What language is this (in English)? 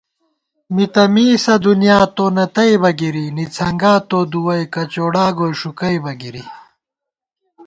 Gawar-Bati